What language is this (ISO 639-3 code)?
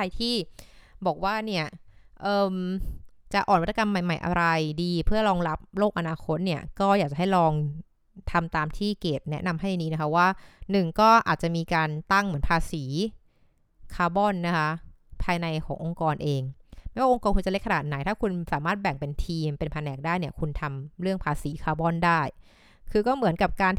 tha